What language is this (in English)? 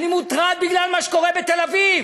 Hebrew